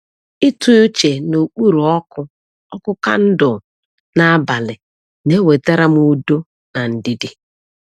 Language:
Igbo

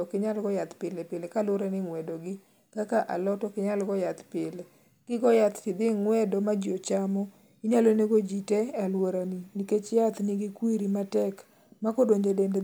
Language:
Luo (Kenya and Tanzania)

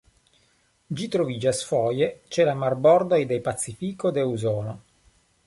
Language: Esperanto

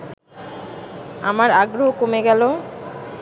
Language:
Bangla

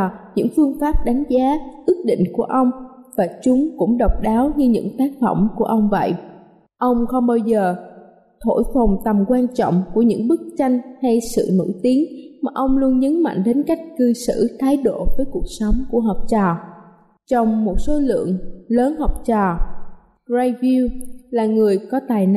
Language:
Vietnamese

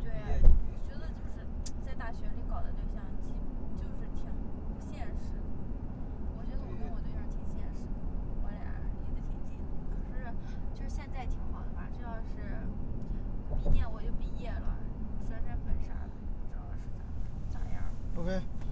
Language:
Chinese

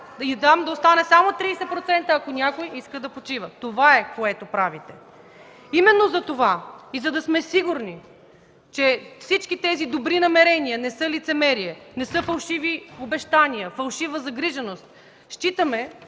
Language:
Bulgarian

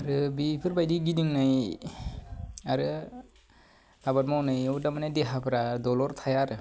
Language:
Bodo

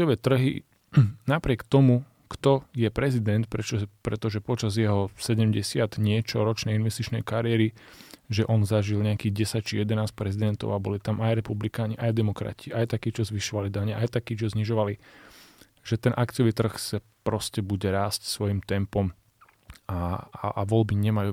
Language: Slovak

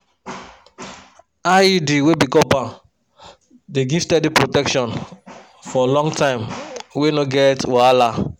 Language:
Nigerian Pidgin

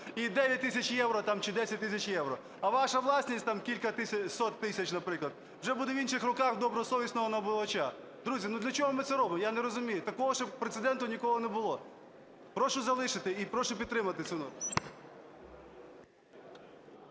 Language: Ukrainian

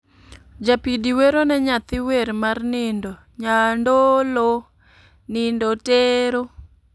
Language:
Luo (Kenya and Tanzania)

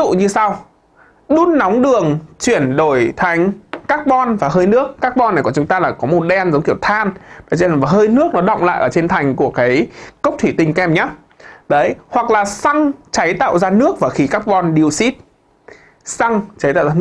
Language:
Vietnamese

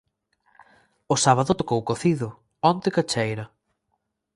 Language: Galician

